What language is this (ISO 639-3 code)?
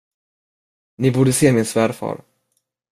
swe